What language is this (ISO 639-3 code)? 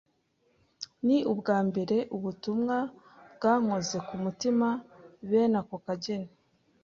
kin